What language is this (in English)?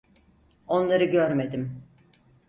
Turkish